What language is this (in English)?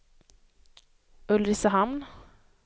Swedish